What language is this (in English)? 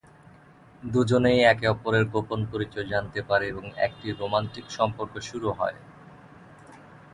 Bangla